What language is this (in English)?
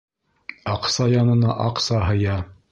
Bashkir